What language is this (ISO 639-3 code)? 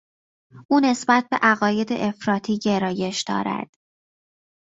fas